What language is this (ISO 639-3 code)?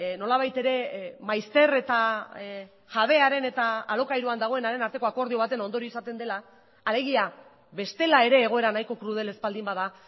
eus